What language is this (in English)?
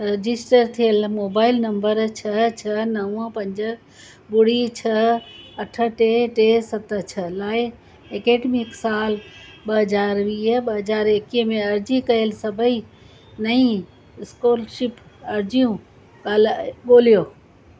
Sindhi